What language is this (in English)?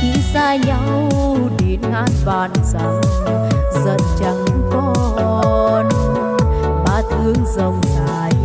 Vietnamese